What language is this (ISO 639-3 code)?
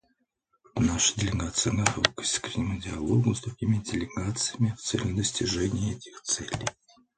rus